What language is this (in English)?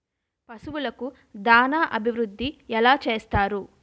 Telugu